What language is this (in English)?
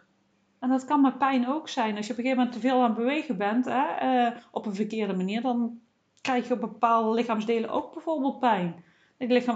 Dutch